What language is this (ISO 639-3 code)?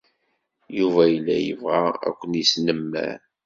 kab